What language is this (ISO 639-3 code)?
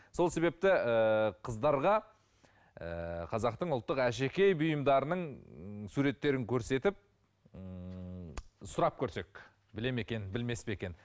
kaz